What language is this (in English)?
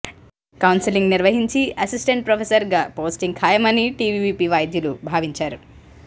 Telugu